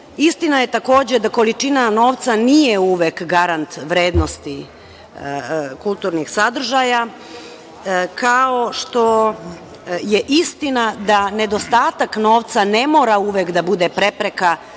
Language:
Serbian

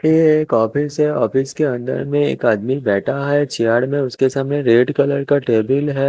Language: Hindi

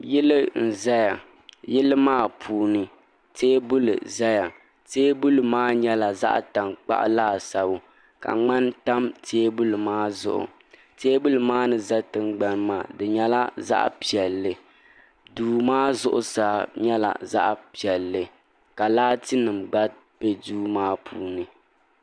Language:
Dagbani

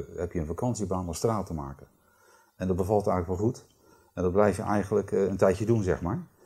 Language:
Dutch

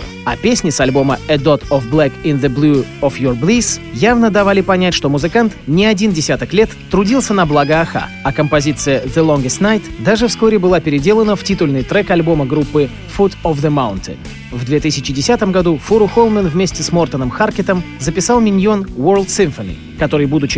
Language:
Russian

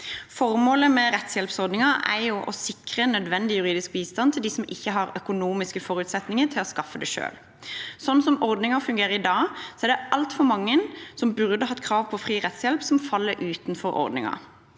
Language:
Norwegian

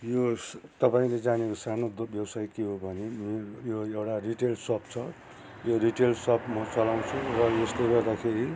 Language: Nepali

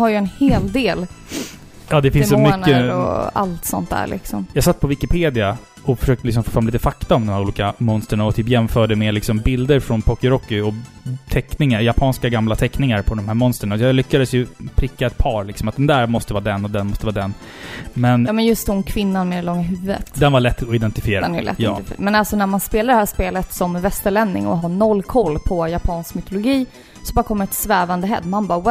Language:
Swedish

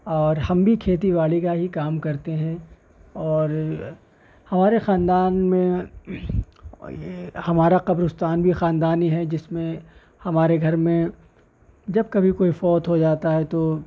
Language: Urdu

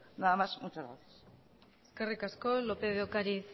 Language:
Basque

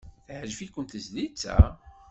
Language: Kabyle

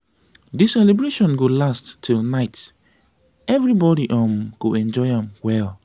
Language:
Nigerian Pidgin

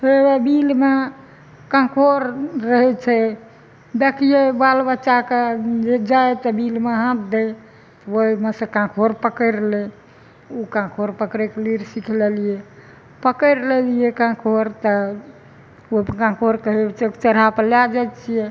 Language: Maithili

